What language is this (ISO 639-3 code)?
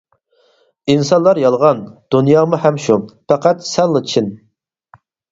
uig